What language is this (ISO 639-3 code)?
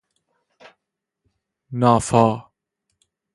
fas